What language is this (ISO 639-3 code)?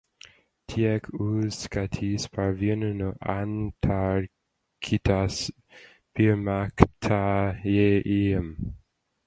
lav